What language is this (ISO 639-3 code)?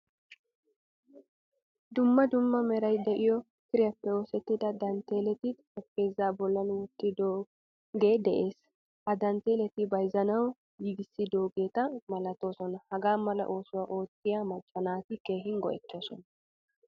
wal